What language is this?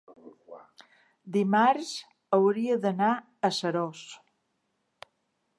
Catalan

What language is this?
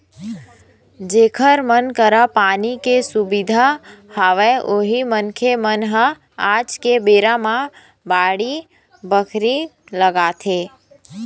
Chhattisgarhi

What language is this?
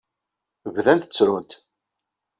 Kabyle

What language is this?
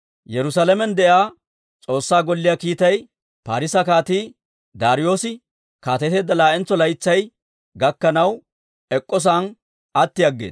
Dawro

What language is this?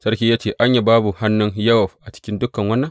Hausa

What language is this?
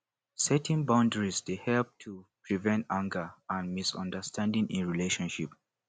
Nigerian Pidgin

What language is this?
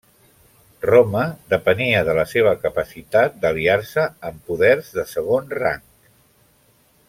Catalan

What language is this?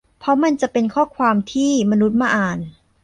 Thai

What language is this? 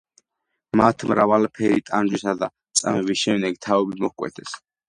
Georgian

